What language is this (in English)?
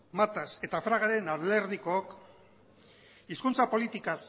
Basque